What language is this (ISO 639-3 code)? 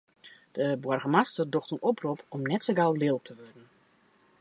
fry